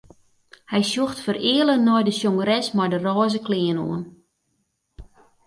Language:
Western Frisian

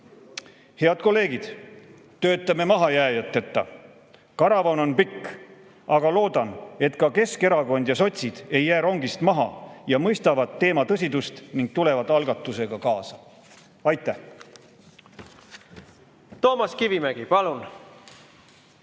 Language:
Estonian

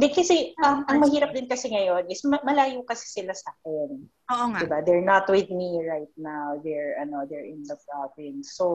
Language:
Filipino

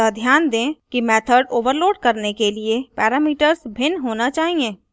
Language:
Hindi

